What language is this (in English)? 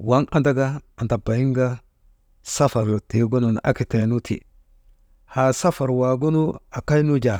Maba